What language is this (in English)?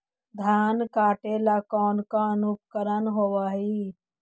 Magahi